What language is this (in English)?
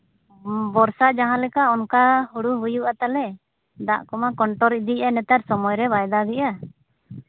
Santali